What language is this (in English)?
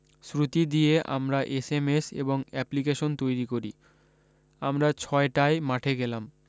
Bangla